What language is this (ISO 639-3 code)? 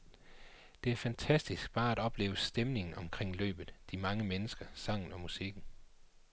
dan